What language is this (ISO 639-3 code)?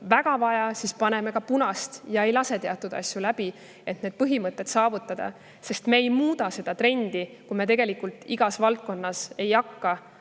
est